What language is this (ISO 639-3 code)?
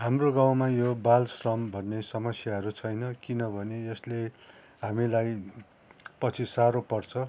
nep